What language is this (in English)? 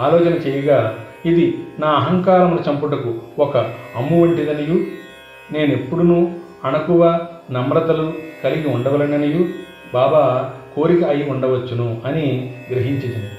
Telugu